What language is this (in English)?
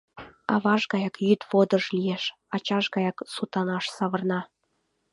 Mari